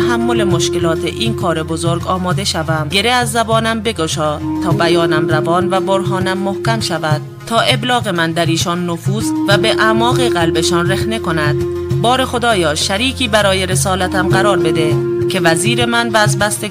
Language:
Persian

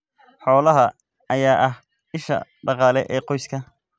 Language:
Somali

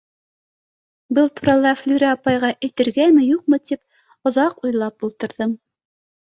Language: Bashkir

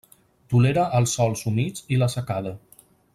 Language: Catalan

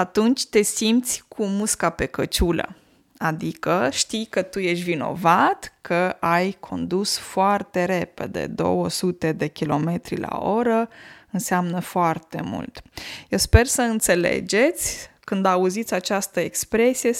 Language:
Romanian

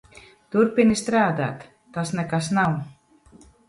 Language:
Latvian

